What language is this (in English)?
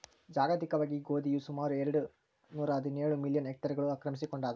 Kannada